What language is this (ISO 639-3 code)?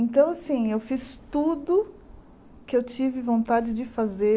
por